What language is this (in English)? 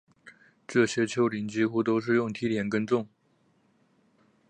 Chinese